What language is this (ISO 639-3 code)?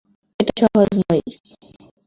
ben